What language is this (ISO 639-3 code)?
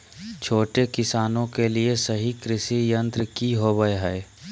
mag